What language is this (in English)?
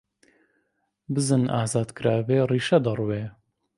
Central Kurdish